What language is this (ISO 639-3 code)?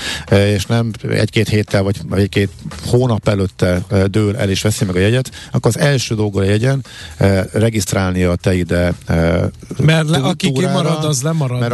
hun